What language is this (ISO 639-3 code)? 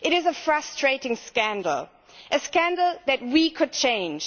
eng